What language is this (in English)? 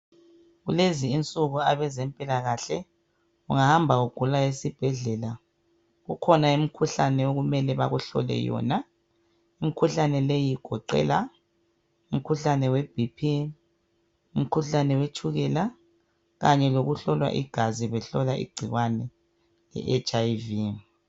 North Ndebele